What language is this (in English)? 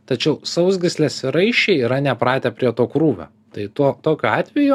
Lithuanian